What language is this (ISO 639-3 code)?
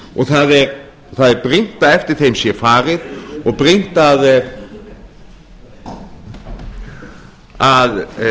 isl